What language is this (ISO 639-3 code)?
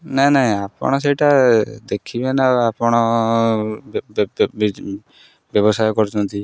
ori